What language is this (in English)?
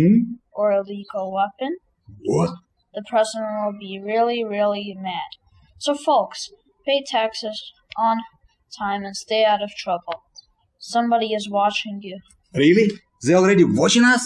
English